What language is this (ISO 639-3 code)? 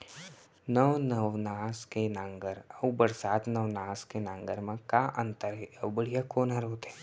hne